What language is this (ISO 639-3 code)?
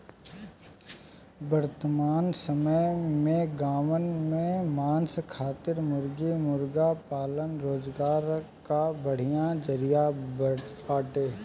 bho